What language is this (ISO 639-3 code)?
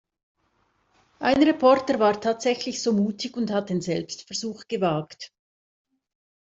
deu